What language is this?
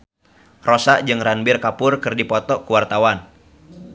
Sundanese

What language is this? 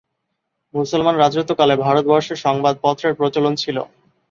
Bangla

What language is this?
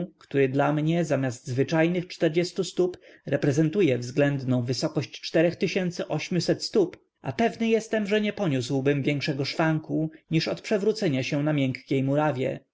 Polish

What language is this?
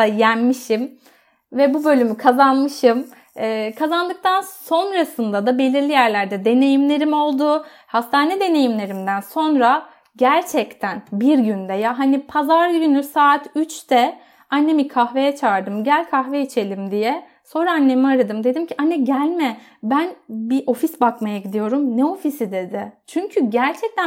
Turkish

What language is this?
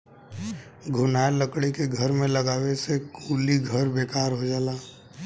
Bhojpuri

